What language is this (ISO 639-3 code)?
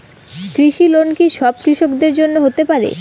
ben